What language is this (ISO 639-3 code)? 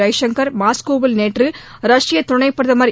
tam